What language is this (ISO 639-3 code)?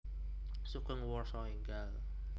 jav